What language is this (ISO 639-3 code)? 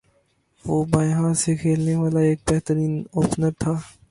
urd